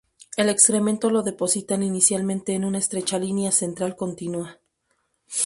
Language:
Spanish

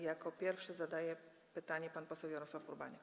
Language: Polish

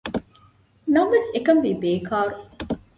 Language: Divehi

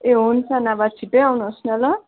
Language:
Nepali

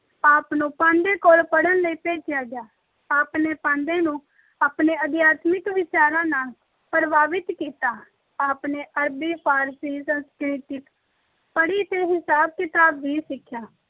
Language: Punjabi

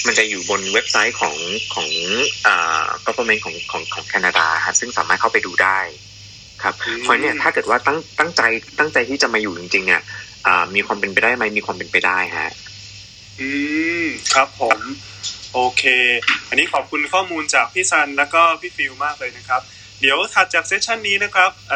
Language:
Thai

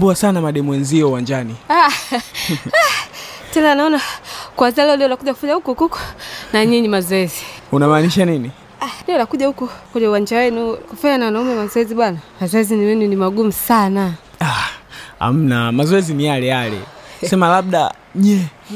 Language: Swahili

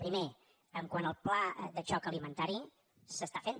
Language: Catalan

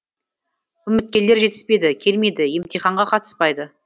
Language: Kazakh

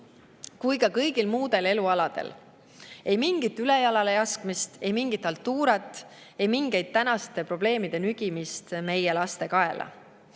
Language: Estonian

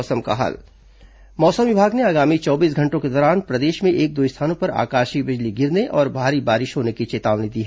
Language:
Hindi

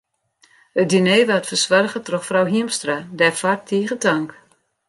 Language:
Western Frisian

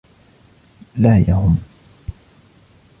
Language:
Arabic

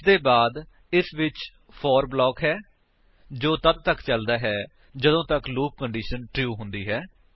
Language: Punjabi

